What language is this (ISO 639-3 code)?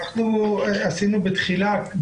heb